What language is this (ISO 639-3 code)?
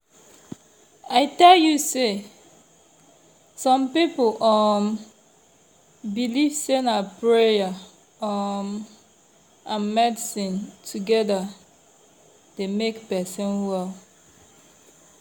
pcm